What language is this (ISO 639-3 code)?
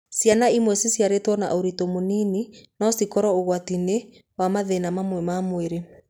kik